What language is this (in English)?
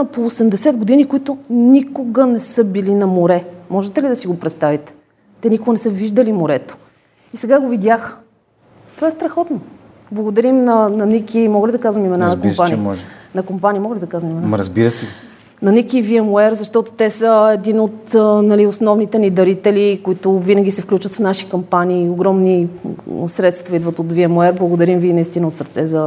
Bulgarian